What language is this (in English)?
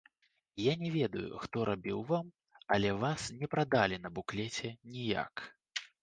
Belarusian